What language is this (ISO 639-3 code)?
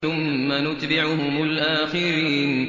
ara